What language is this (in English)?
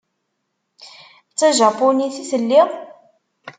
Kabyle